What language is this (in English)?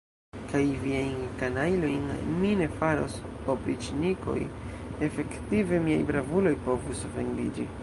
Esperanto